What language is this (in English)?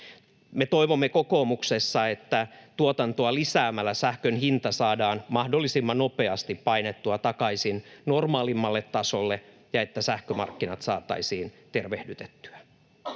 Finnish